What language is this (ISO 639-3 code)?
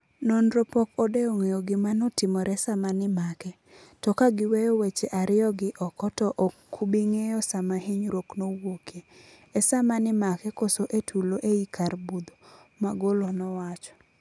luo